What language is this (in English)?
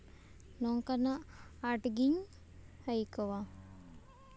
Santali